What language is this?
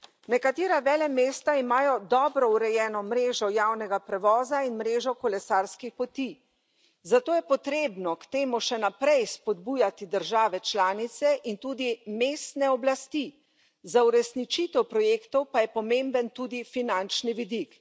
Slovenian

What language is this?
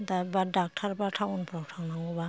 Bodo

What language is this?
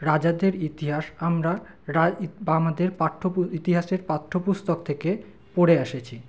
Bangla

